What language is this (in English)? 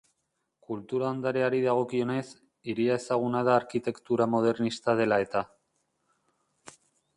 Basque